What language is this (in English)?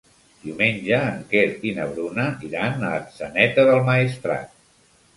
Catalan